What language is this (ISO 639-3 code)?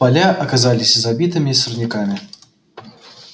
rus